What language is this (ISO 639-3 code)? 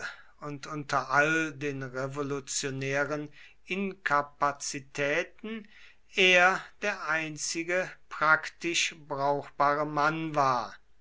deu